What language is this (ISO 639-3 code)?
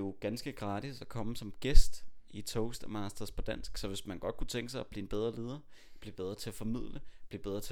dan